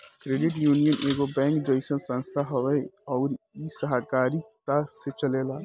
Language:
Bhojpuri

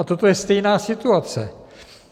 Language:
Czech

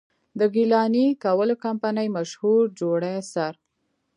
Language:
Pashto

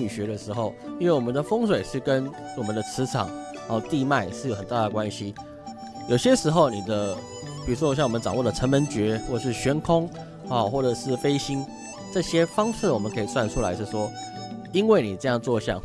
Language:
Chinese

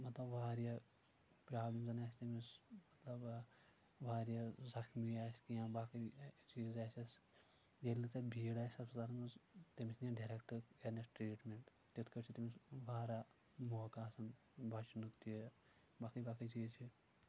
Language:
Kashmiri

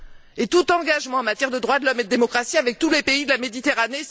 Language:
French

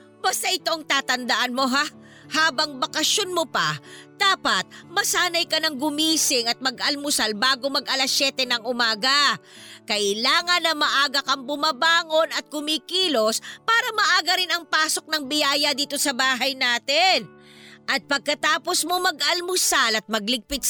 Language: Filipino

